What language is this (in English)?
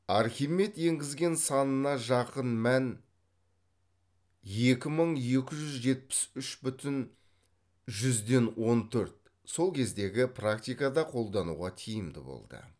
Kazakh